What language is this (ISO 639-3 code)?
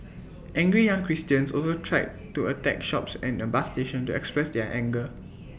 eng